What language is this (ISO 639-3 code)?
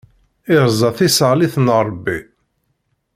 kab